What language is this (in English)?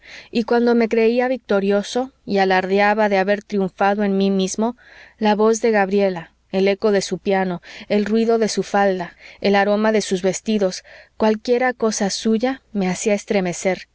Spanish